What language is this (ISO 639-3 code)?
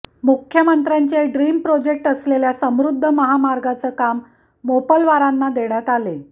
mar